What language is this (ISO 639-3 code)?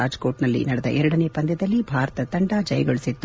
kan